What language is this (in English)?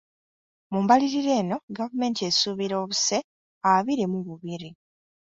Ganda